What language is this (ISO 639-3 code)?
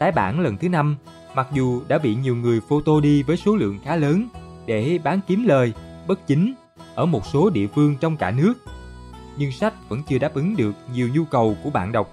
vie